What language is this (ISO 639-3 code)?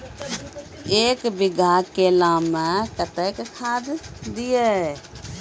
mai